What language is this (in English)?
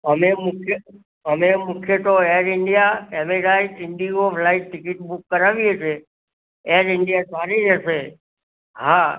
Gujarati